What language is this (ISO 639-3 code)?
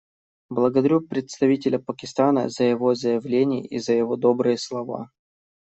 rus